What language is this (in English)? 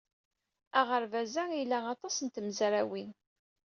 Kabyle